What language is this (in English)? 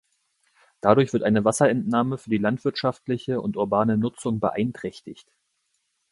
German